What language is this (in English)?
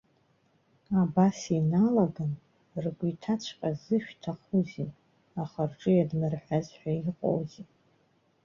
Abkhazian